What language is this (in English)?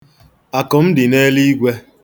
Igbo